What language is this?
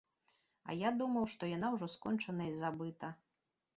Belarusian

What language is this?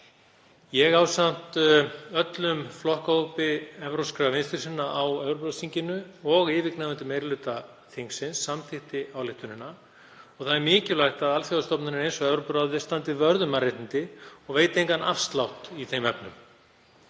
Icelandic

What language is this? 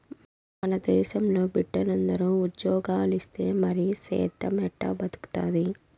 Telugu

